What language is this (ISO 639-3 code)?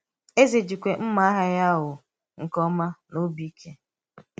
ibo